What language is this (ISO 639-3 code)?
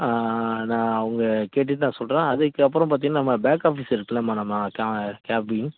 tam